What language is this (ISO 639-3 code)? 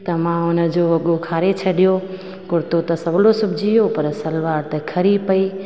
snd